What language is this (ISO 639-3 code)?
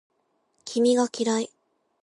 jpn